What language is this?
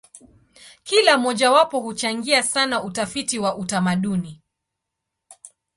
Swahili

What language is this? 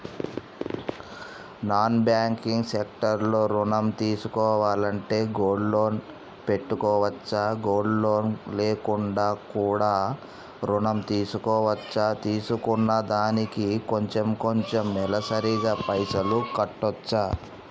Telugu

